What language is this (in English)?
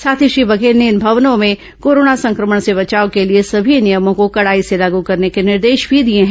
Hindi